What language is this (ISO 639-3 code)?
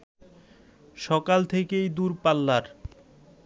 ben